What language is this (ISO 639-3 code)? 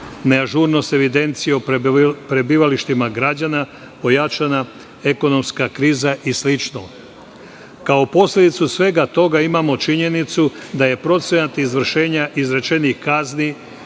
srp